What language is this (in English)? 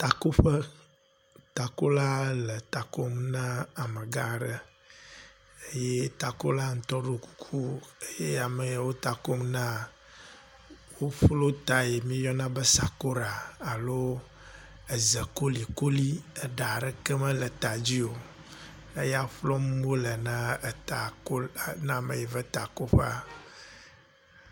Ewe